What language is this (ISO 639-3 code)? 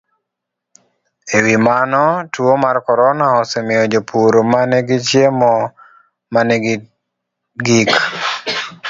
luo